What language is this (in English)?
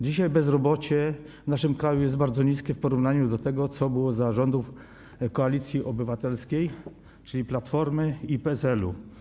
Polish